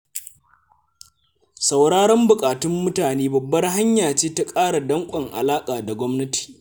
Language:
Hausa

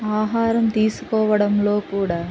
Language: Telugu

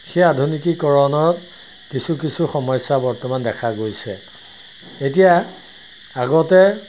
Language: Assamese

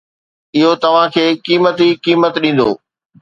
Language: Sindhi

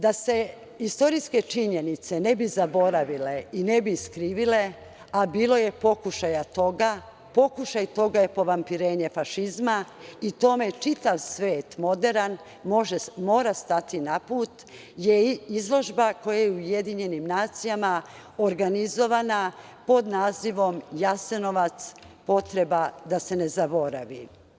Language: Serbian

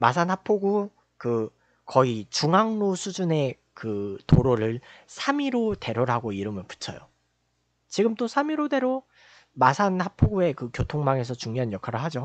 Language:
Korean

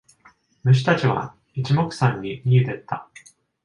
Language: Japanese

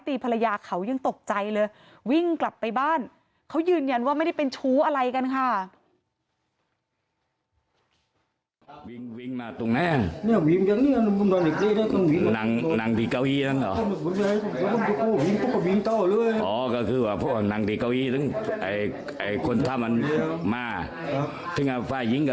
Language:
Thai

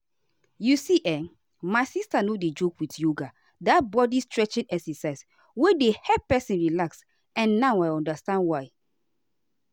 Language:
Nigerian Pidgin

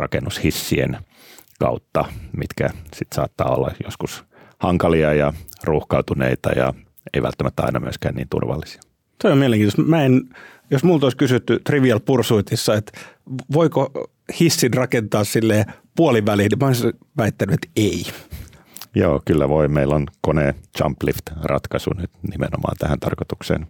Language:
Finnish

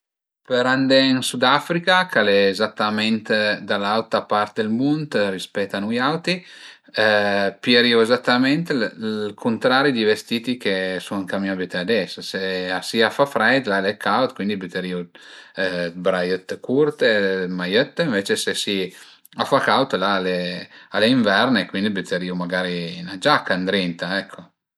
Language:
Piedmontese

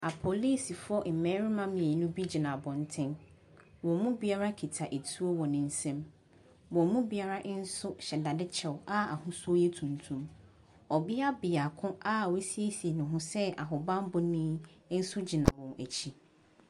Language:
Akan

